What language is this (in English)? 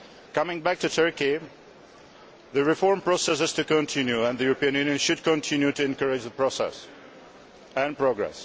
English